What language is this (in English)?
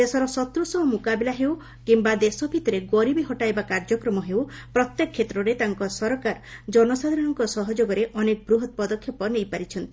Odia